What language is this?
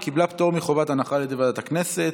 Hebrew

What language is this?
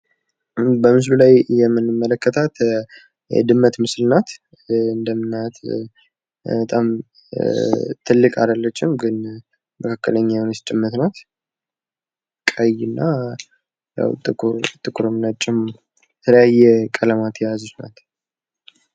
Amharic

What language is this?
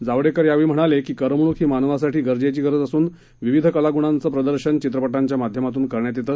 Marathi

